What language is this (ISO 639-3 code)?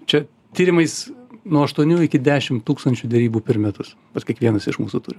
lit